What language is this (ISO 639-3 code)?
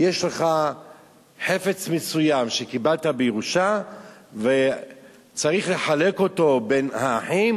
heb